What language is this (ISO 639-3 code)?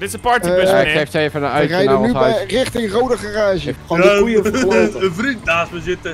nld